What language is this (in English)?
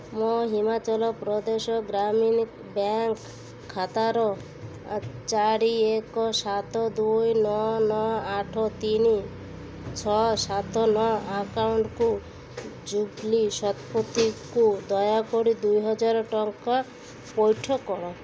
Odia